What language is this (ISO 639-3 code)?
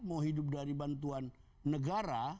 ind